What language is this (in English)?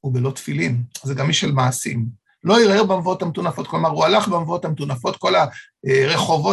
Hebrew